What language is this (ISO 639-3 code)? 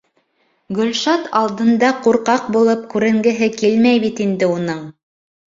bak